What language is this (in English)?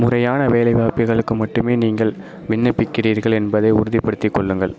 Tamil